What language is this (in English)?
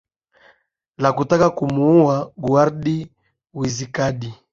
Swahili